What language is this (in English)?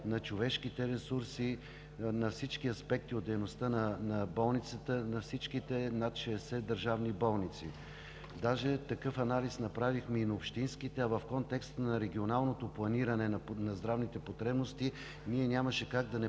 Bulgarian